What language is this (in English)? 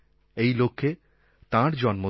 Bangla